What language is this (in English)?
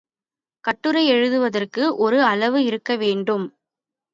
Tamil